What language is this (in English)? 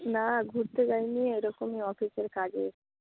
Bangla